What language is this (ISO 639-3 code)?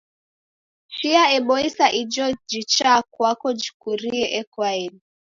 dav